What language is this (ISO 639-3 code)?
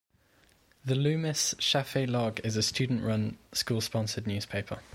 eng